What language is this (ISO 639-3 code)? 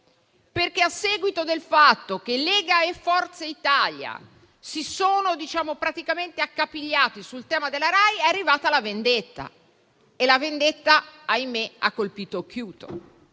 ita